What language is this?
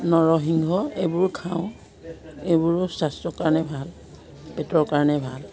Assamese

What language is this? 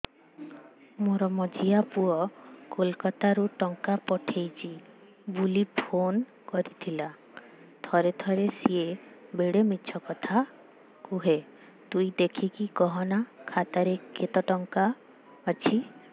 Odia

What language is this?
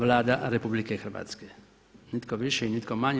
Croatian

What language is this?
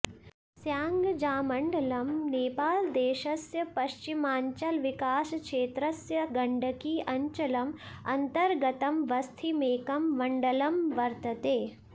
Sanskrit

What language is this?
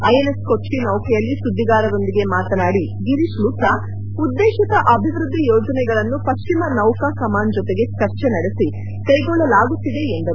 Kannada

